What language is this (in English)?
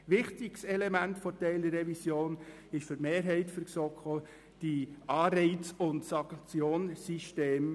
Swiss German